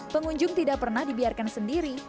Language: Indonesian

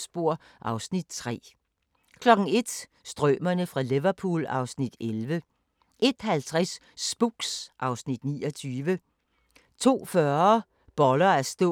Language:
Danish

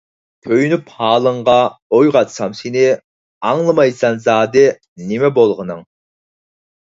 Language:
Uyghur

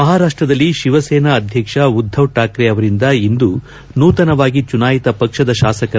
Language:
Kannada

